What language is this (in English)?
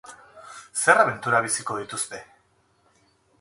Basque